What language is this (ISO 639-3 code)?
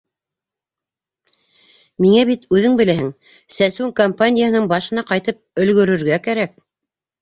bak